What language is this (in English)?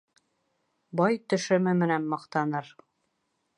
Bashkir